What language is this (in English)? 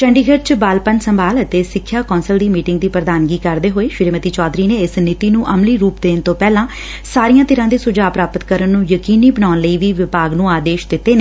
Punjabi